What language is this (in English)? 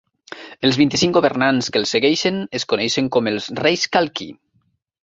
Catalan